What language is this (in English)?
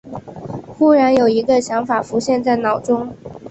Chinese